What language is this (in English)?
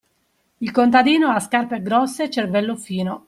Italian